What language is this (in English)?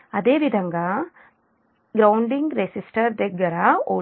Telugu